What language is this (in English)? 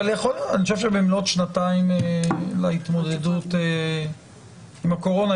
Hebrew